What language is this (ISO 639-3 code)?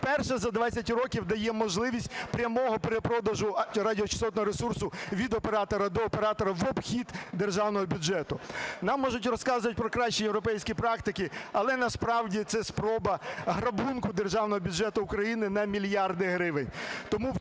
ukr